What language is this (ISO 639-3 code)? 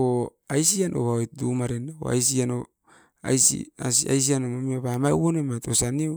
eiv